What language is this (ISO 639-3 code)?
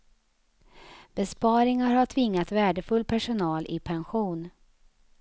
swe